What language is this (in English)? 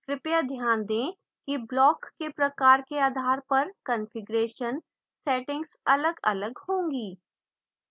Hindi